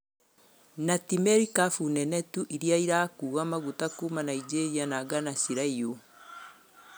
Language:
Kikuyu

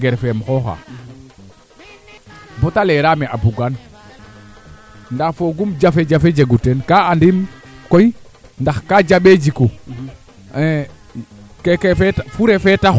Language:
Serer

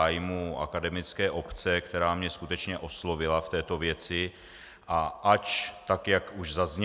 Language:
Czech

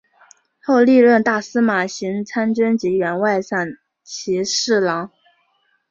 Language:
Chinese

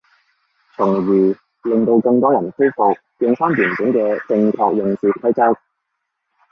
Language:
Cantonese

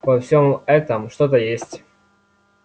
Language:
Russian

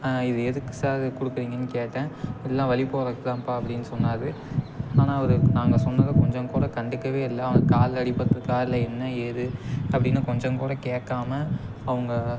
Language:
Tamil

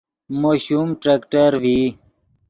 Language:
Yidgha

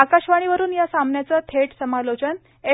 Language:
Marathi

